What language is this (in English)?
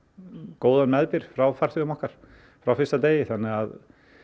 Icelandic